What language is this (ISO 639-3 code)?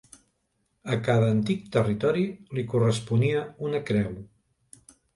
cat